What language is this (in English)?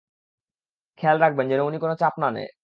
Bangla